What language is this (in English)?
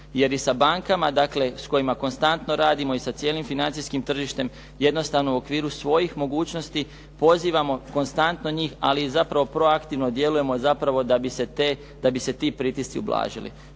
Croatian